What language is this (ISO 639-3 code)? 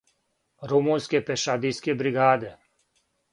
srp